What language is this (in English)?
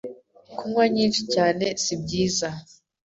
Kinyarwanda